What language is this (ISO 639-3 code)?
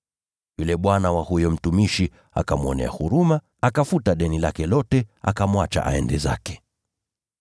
swa